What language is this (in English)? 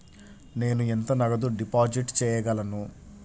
Telugu